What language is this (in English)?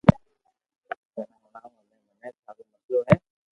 Loarki